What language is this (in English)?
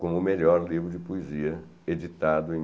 Portuguese